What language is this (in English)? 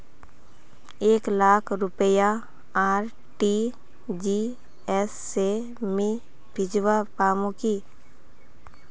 Magahi